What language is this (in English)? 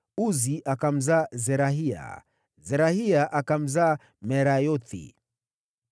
Swahili